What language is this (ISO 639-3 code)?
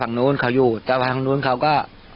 tha